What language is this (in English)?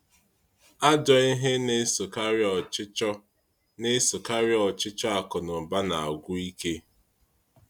Igbo